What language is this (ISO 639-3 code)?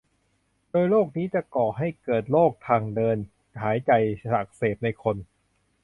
tha